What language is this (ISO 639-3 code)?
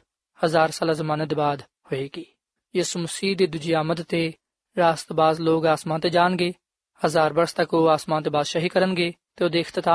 pan